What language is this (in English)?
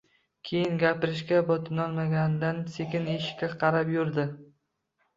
Uzbek